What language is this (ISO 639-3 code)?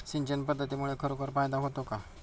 mar